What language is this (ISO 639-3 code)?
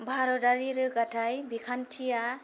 brx